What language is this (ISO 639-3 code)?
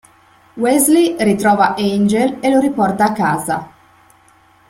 ita